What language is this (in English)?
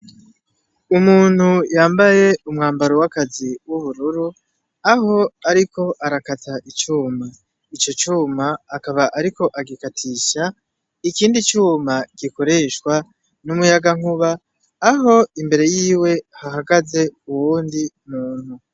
Rundi